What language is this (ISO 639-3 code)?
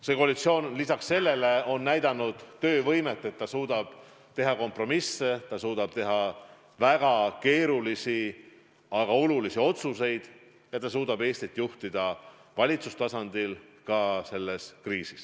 est